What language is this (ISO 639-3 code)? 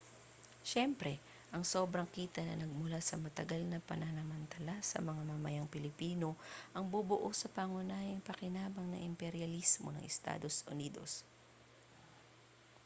fil